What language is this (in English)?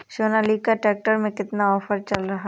Hindi